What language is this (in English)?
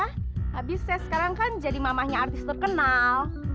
Indonesian